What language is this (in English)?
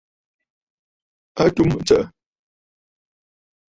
Bafut